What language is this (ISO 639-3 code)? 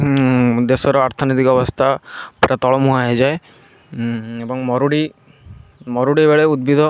ori